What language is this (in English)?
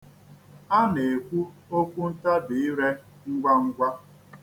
Igbo